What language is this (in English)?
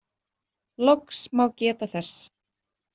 Icelandic